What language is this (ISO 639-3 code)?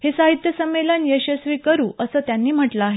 mar